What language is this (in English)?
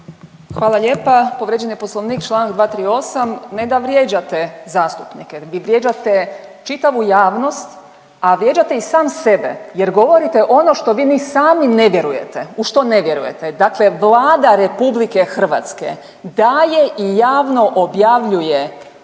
Croatian